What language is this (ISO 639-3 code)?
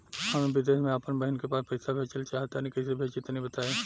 bho